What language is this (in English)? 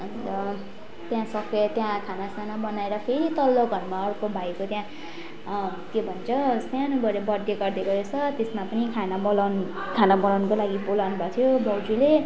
Nepali